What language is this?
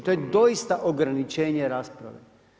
Croatian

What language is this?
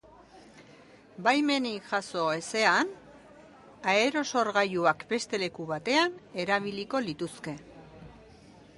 Basque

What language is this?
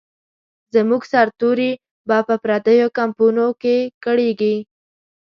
Pashto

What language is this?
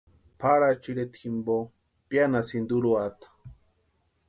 Western Highland Purepecha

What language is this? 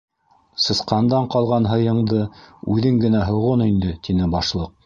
Bashkir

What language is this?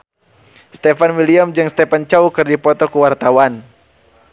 Sundanese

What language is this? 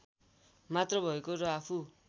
Nepali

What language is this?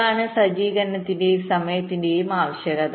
Malayalam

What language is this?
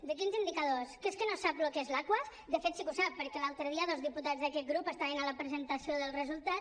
Catalan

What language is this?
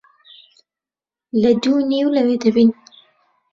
Central Kurdish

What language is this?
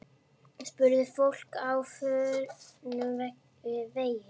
Icelandic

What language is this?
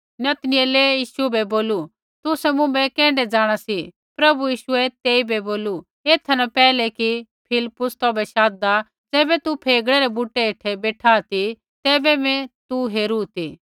Kullu Pahari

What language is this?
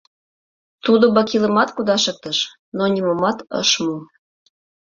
Mari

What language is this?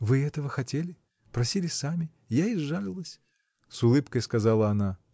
Russian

